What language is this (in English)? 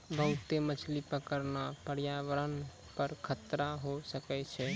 Maithili